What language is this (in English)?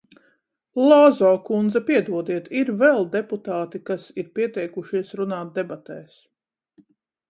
Latvian